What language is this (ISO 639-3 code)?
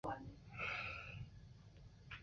zho